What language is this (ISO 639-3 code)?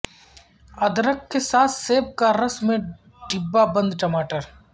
urd